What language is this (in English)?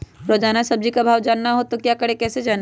Magahi